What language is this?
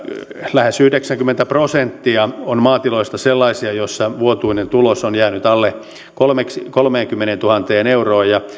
Finnish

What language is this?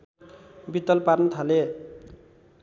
Nepali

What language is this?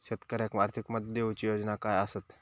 Marathi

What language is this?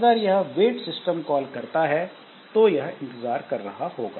Hindi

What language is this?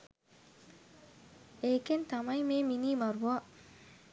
Sinhala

